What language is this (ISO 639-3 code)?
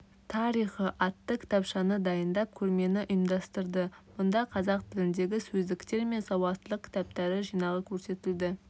kaz